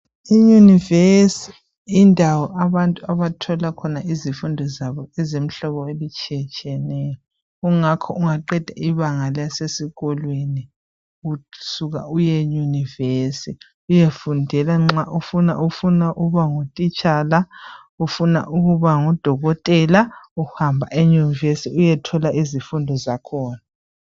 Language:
North Ndebele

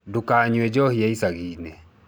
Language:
Kikuyu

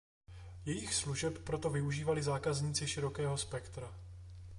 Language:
Czech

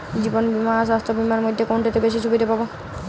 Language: Bangla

